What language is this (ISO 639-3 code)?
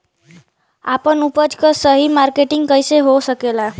bho